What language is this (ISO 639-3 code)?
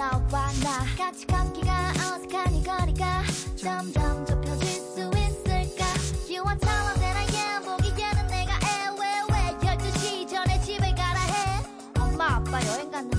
kor